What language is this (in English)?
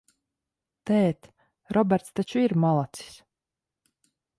Latvian